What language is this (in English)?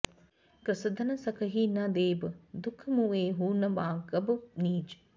Sanskrit